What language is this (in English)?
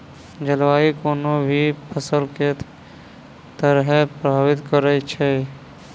Maithili